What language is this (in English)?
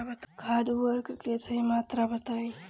Bhojpuri